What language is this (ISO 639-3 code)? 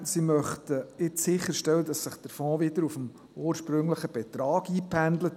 gsw